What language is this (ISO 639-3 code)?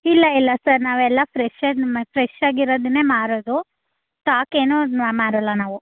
kan